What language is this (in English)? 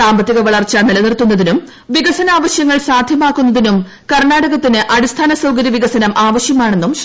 Malayalam